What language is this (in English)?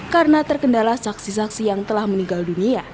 Indonesian